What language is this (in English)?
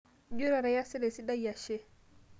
Masai